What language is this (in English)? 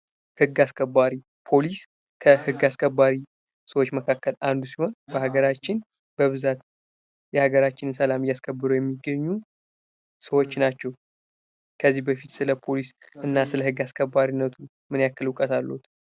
Amharic